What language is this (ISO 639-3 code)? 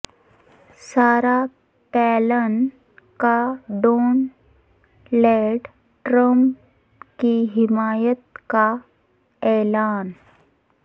urd